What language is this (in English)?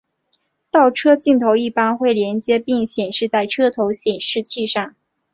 Chinese